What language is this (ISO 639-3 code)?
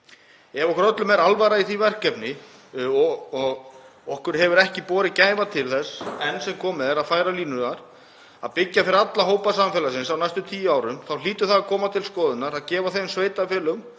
isl